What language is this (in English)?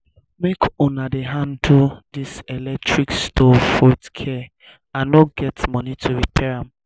Nigerian Pidgin